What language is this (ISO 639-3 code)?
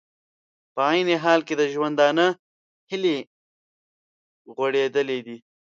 pus